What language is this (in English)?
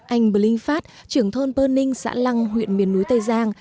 Vietnamese